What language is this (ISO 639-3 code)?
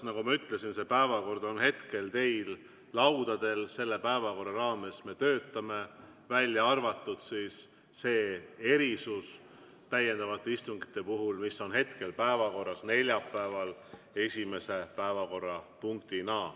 est